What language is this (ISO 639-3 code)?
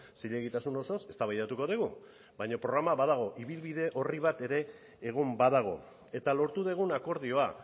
eus